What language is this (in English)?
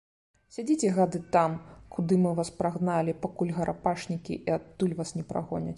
Belarusian